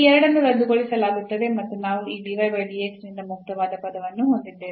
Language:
Kannada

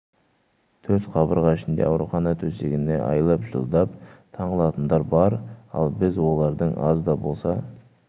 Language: Kazakh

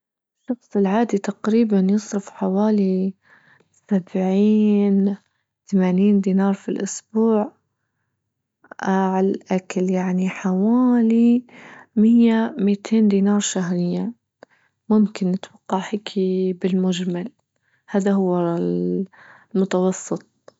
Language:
Libyan Arabic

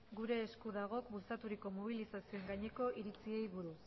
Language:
Basque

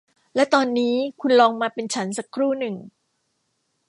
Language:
Thai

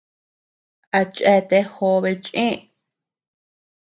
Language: Tepeuxila Cuicatec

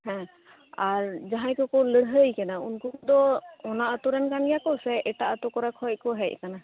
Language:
Santali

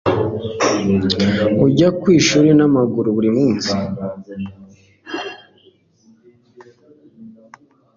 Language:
Kinyarwanda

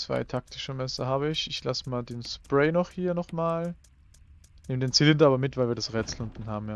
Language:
German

